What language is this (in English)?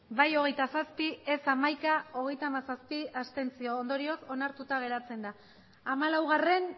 Basque